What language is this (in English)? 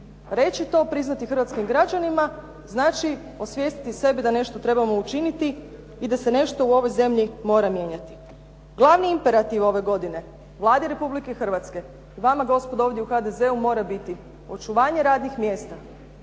Croatian